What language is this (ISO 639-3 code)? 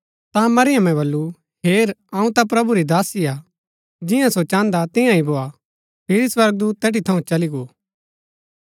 gbk